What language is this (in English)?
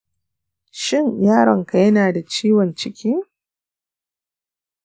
Hausa